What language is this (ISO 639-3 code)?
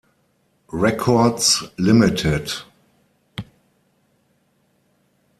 deu